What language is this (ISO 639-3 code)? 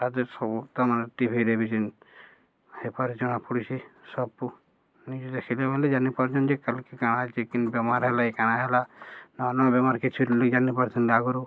ori